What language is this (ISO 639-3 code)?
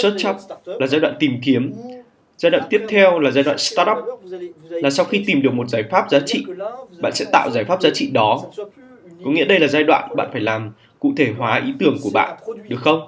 vie